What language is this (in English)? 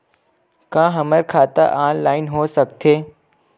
Chhattisgarhi